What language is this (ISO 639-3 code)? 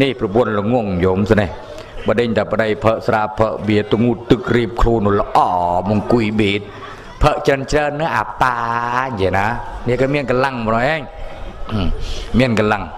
tha